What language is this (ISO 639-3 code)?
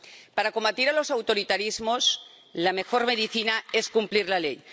spa